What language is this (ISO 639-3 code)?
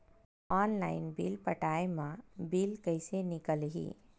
hne